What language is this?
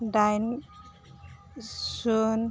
Bodo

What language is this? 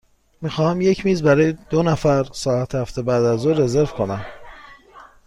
Persian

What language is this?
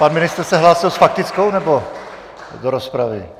Czech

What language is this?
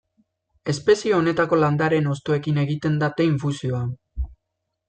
Basque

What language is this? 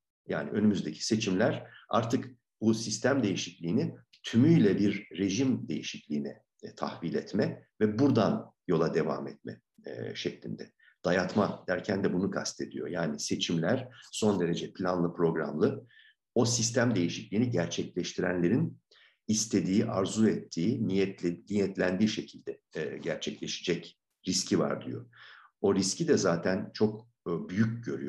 Turkish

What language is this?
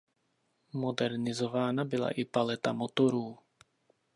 Czech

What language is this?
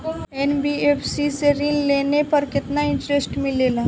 Bhojpuri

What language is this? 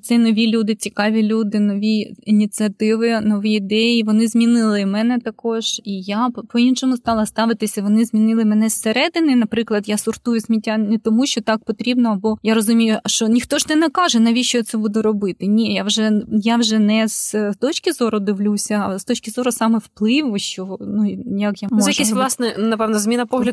Ukrainian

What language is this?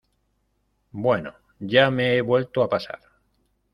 Spanish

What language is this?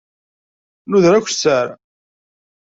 Kabyle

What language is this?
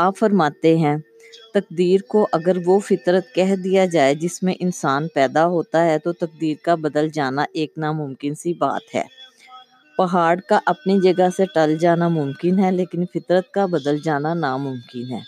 Urdu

